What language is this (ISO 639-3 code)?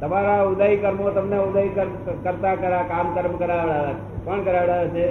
guj